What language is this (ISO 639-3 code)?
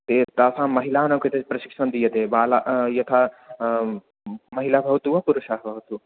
san